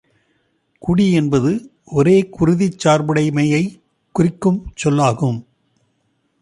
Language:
Tamil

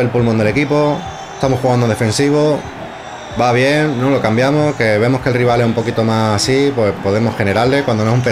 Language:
Spanish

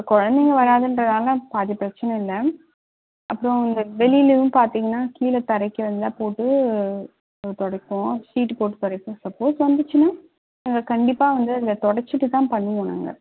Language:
Tamil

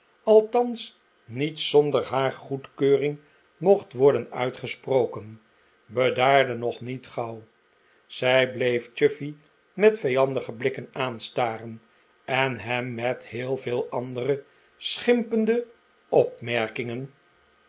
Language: Dutch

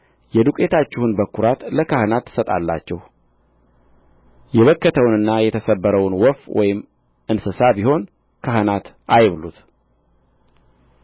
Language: Amharic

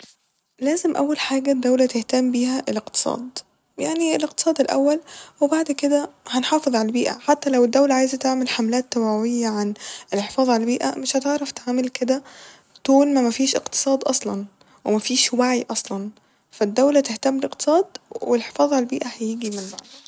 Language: Egyptian Arabic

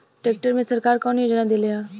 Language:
Bhojpuri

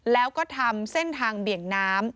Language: Thai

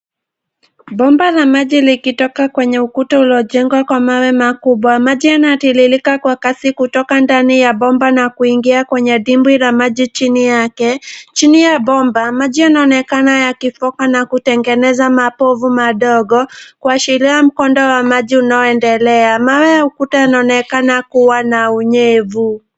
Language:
Swahili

